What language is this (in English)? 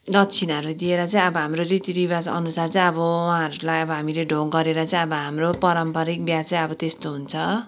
Nepali